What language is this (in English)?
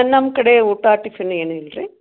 Kannada